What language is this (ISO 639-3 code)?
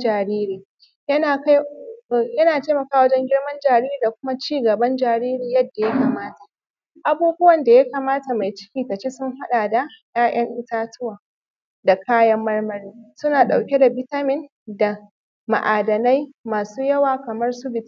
hau